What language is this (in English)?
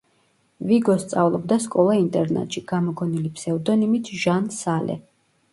Georgian